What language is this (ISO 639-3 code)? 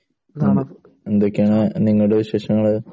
mal